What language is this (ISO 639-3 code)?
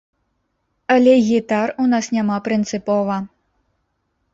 bel